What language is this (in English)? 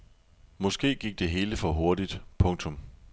Danish